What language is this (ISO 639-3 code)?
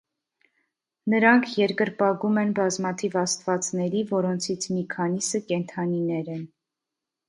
hye